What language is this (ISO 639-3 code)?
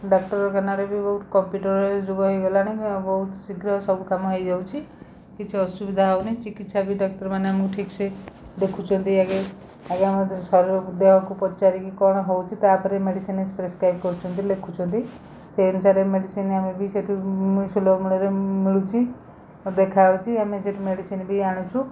ori